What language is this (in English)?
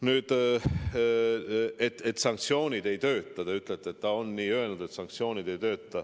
Estonian